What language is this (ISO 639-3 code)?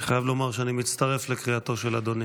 heb